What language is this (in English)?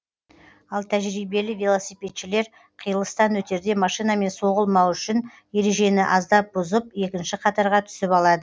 Kazakh